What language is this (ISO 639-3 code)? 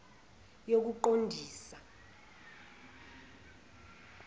zul